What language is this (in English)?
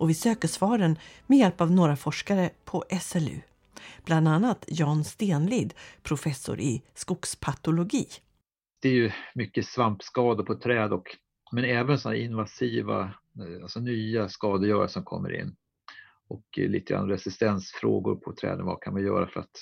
Swedish